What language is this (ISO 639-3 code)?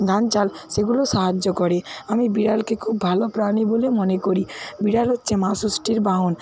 ben